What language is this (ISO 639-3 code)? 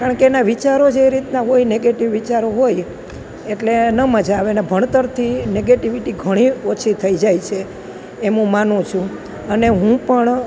guj